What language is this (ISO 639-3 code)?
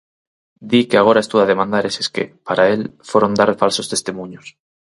glg